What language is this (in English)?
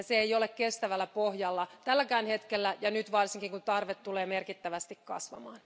Finnish